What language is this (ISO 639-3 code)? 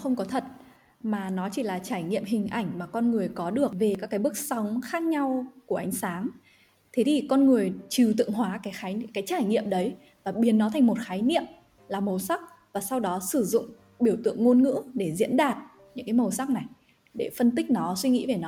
vie